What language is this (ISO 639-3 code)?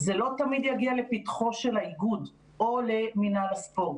heb